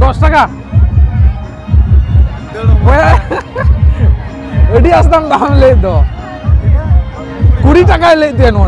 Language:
Indonesian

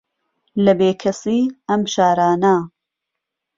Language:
Central Kurdish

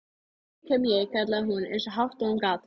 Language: Icelandic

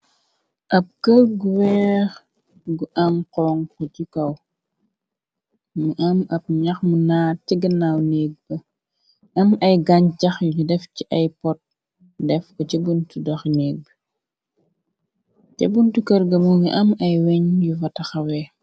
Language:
Wolof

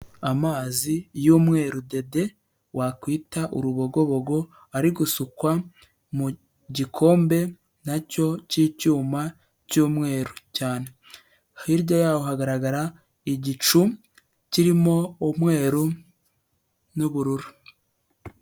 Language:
Kinyarwanda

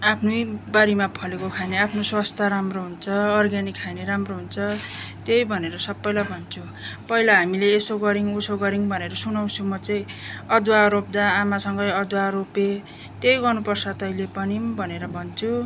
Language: Nepali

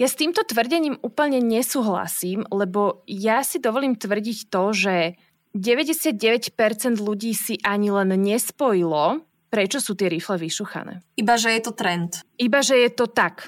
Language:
Slovak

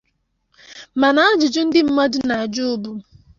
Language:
Igbo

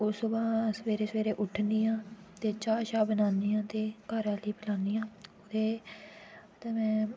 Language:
Dogri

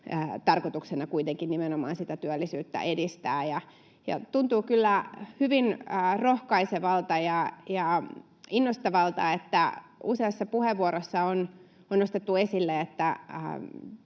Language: Finnish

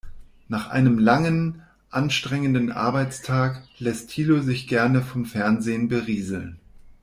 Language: German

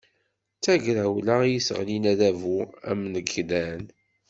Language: Kabyle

